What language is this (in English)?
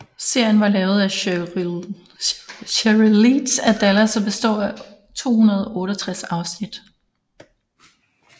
Danish